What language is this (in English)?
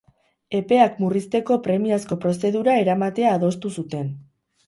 Basque